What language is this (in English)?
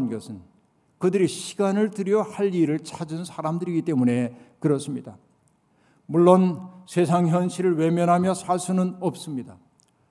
Korean